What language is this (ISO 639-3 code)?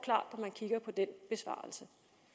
dan